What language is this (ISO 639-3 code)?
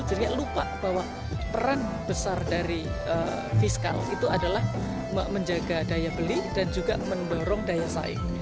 ind